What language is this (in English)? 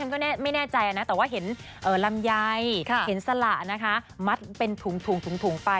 Thai